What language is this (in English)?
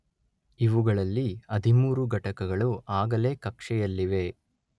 Kannada